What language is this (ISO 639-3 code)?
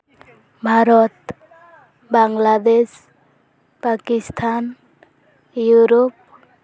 sat